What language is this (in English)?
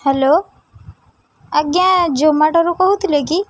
Odia